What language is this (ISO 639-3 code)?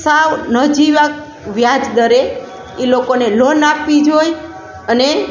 guj